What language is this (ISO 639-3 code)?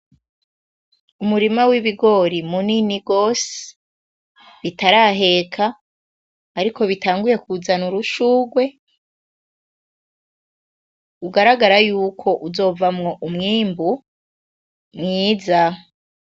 run